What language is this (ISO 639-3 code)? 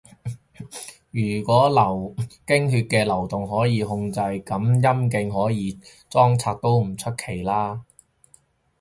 yue